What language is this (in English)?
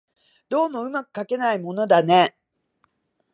Japanese